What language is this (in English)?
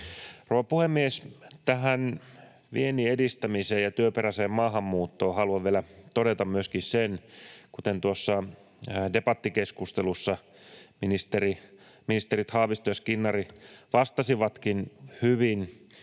Finnish